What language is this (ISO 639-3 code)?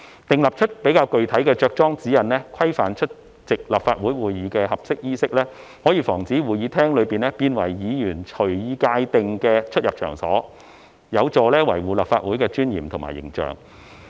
yue